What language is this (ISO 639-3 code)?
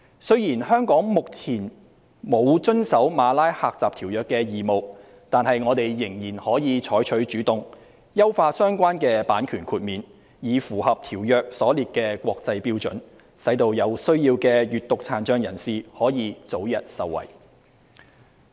yue